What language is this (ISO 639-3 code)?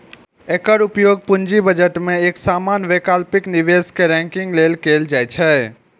mai